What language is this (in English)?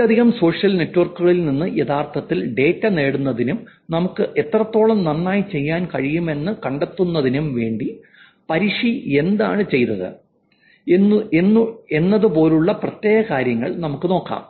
Malayalam